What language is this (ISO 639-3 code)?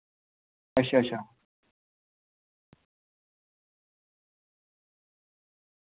doi